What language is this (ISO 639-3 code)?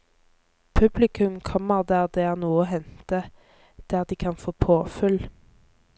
nor